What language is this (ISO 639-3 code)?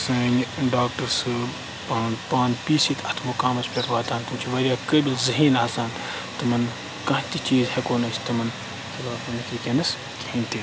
kas